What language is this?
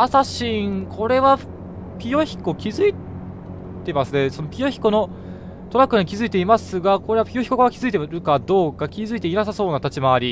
Japanese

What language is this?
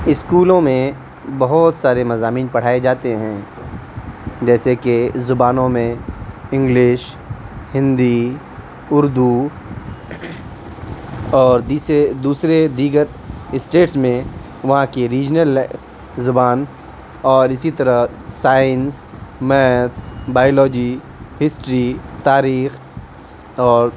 Urdu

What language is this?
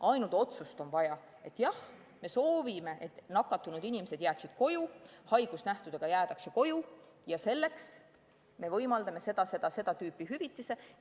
Estonian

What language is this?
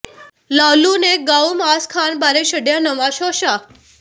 Punjabi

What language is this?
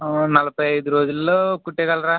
Telugu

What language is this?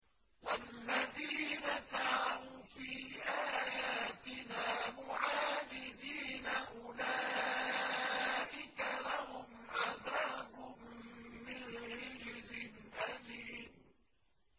Arabic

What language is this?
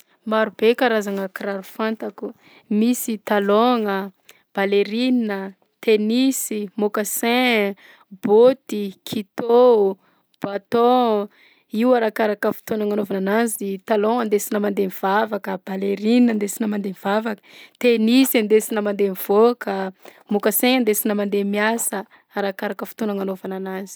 Southern Betsimisaraka Malagasy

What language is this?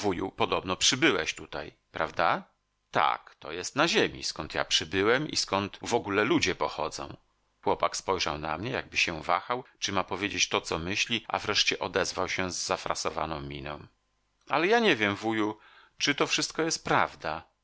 Polish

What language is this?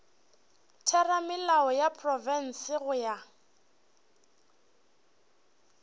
Northern Sotho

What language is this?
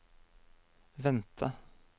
Norwegian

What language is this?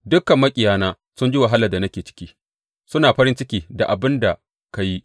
Hausa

